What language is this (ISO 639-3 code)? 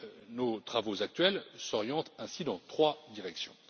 fra